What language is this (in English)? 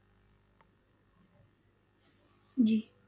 Punjabi